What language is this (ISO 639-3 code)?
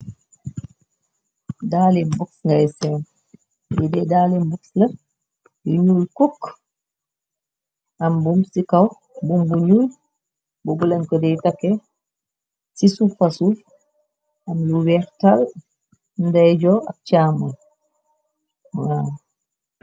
wol